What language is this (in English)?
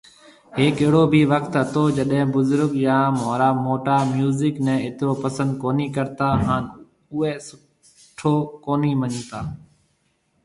Marwari (Pakistan)